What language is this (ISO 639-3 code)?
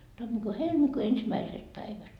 fin